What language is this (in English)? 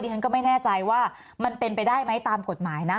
Thai